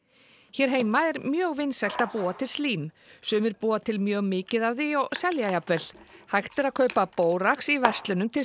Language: Icelandic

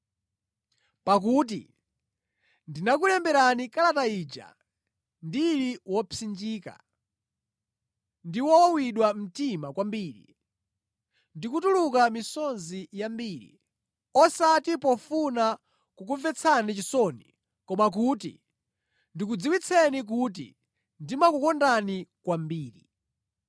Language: Nyanja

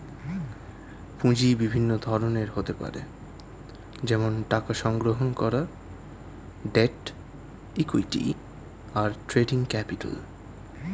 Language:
Bangla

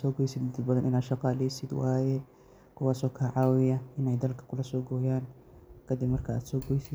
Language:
Somali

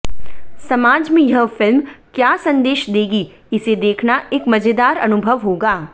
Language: Hindi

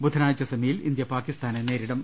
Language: Malayalam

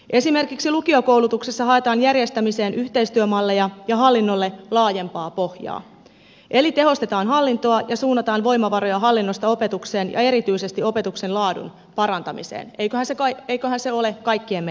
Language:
Finnish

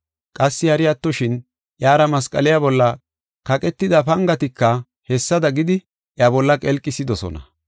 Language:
Gofa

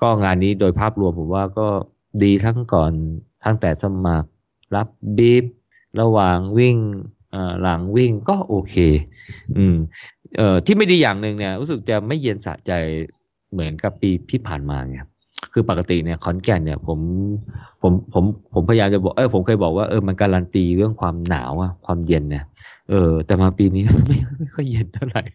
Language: Thai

